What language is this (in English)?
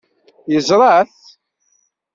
Kabyle